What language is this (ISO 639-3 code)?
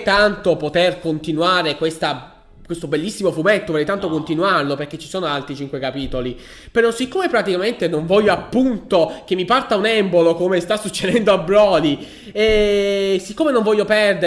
ita